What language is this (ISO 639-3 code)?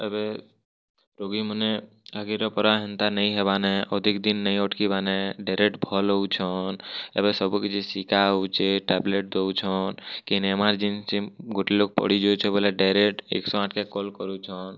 ori